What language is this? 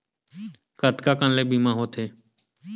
Chhattisgarhi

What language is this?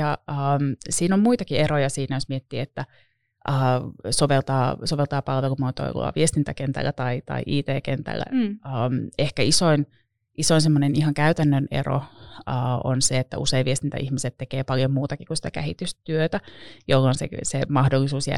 Finnish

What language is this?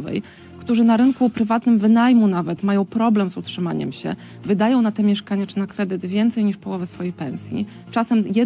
Polish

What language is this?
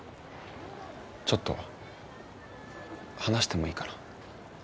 Japanese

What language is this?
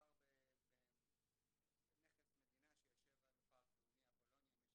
Hebrew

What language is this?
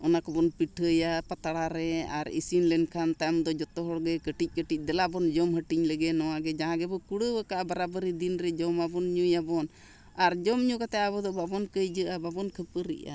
Santali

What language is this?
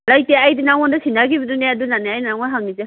Manipuri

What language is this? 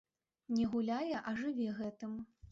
Belarusian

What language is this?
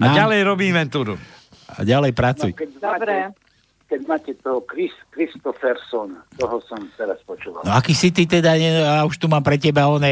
Slovak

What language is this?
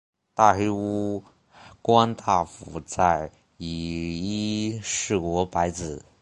Chinese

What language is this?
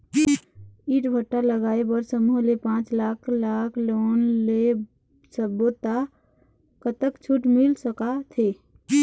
Chhattisgarhi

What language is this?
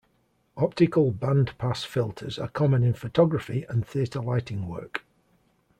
English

